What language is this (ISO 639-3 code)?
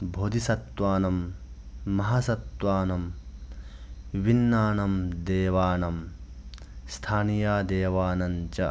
san